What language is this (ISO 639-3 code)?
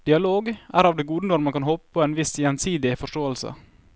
nor